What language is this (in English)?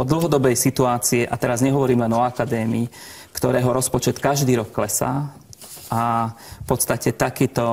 Slovak